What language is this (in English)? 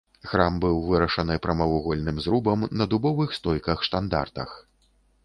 Belarusian